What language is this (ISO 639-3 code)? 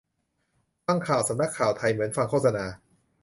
tha